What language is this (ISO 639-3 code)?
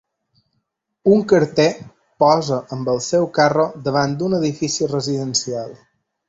cat